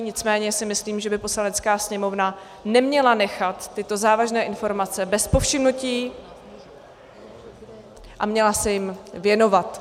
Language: Czech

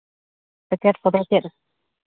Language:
Santali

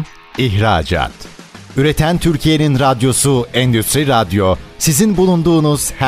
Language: Turkish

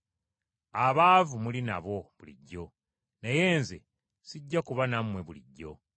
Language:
Ganda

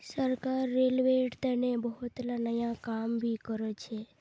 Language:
Magahi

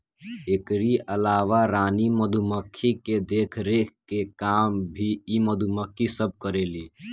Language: Bhojpuri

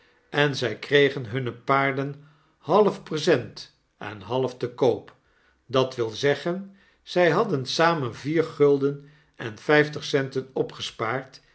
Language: Dutch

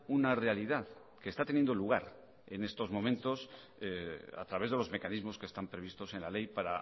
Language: Spanish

